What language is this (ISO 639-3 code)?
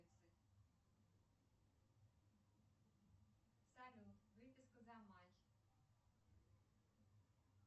rus